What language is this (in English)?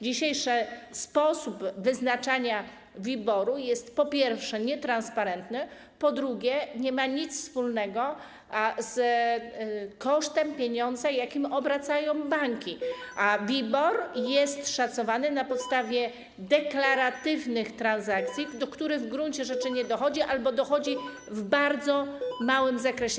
Polish